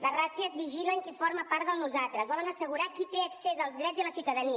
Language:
Catalan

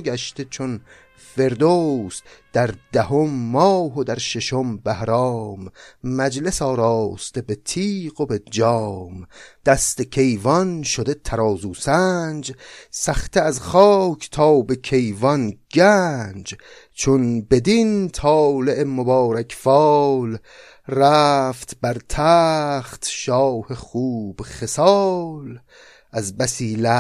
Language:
Persian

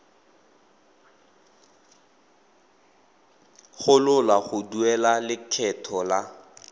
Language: Tswana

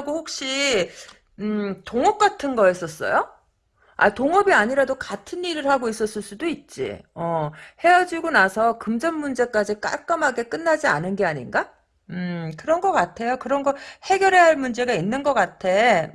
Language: Korean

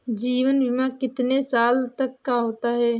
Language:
Hindi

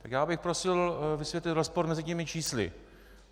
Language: Czech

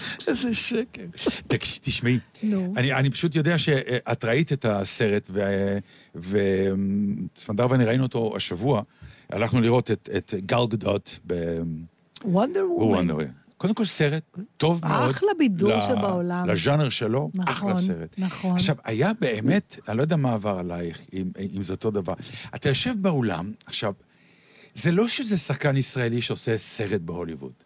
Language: Hebrew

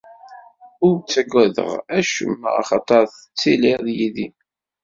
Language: Kabyle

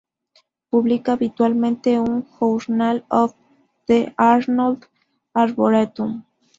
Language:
Spanish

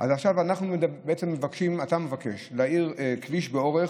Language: Hebrew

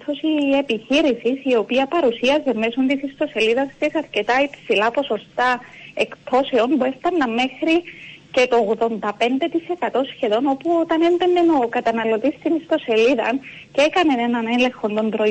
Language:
Greek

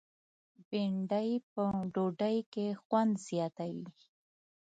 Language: Pashto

